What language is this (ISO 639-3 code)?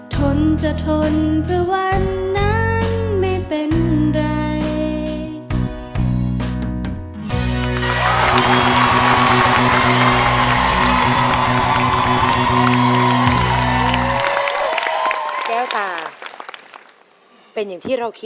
tha